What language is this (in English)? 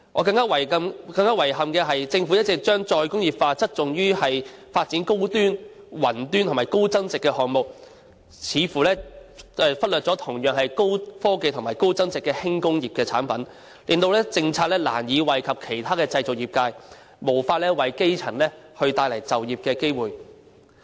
Cantonese